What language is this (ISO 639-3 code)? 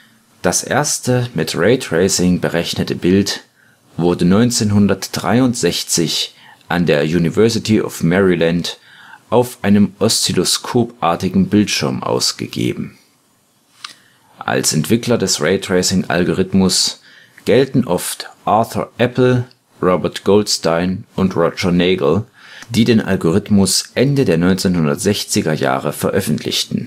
deu